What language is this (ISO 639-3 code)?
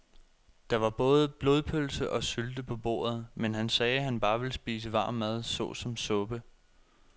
dan